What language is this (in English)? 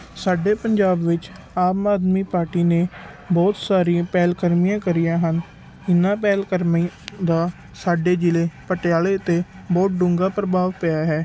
Punjabi